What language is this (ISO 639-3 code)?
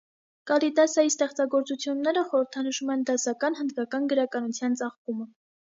hye